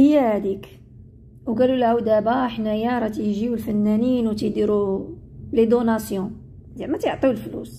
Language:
Arabic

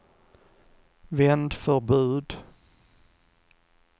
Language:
Swedish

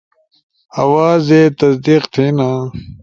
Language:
Ushojo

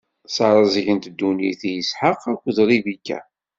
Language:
Kabyle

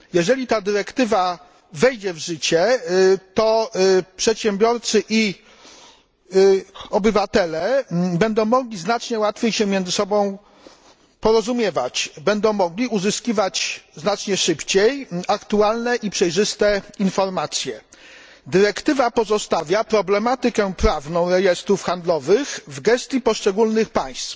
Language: Polish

